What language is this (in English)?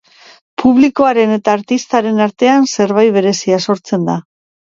Basque